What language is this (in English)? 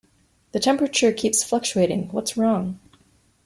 English